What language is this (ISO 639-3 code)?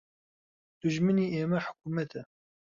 ckb